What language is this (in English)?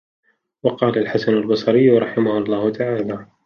Arabic